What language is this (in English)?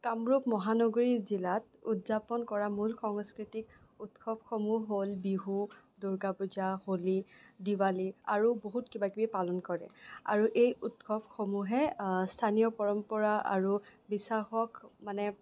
Assamese